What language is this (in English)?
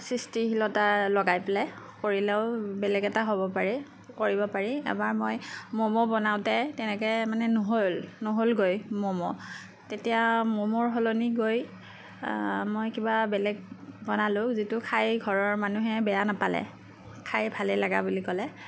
Assamese